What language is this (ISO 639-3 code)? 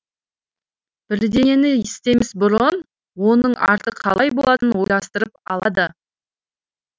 kaz